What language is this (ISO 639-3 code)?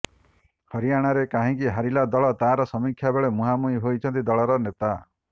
ori